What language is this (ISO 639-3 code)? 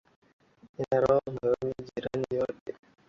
swa